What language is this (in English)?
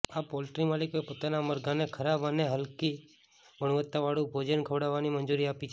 Gujarati